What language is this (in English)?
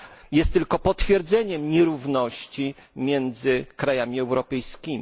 Polish